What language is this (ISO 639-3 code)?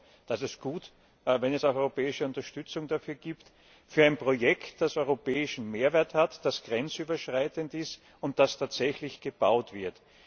deu